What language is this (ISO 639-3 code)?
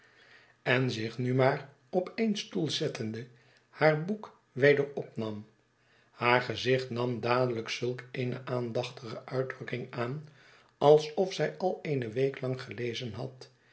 nld